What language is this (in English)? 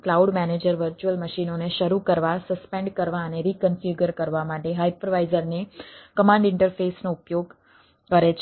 Gujarati